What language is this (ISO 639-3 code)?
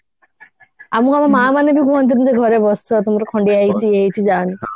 ori